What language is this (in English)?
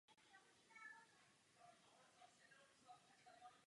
Czech